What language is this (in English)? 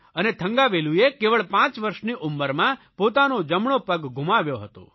Gujarati